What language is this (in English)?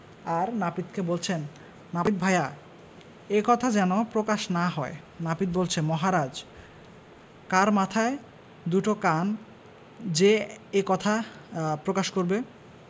Bangla